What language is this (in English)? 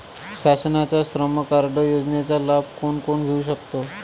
Marathi